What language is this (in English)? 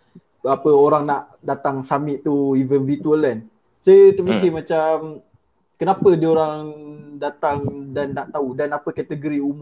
Malay